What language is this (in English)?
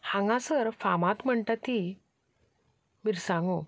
Konkani